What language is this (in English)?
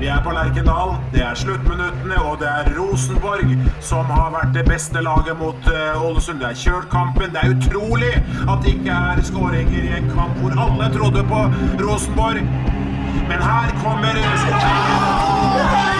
Norwegian